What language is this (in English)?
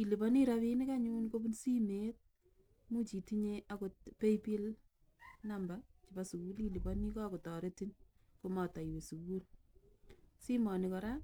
Kalenjin